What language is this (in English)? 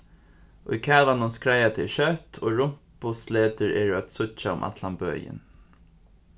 Faroese